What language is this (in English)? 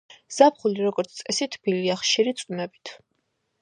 Georgian